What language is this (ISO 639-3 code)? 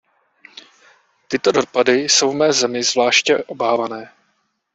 ces